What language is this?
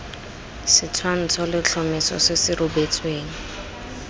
Tswana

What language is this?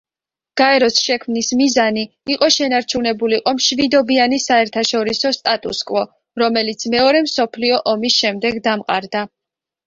Georgian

